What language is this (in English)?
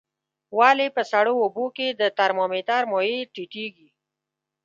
Pashto